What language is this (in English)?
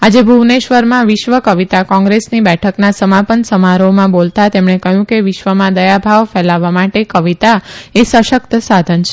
Gujarati